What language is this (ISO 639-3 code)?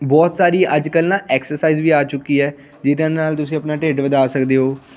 pan